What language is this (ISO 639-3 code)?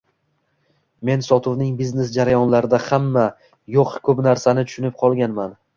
uzb